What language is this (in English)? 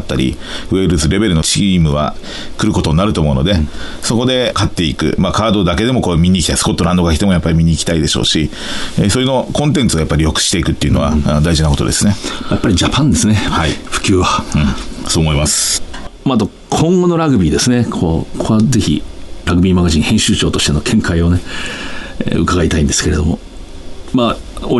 Japanese